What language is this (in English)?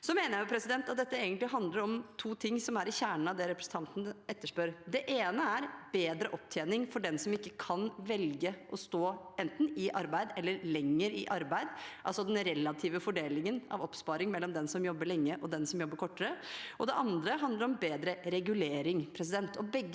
Norwegian